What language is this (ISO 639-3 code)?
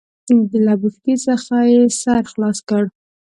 pus